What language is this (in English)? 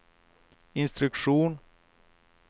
Swedish